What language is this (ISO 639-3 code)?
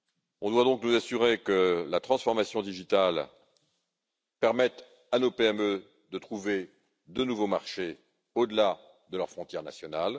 fra